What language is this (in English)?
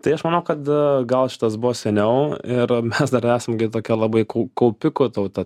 Lithuanian